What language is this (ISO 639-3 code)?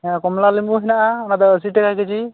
sat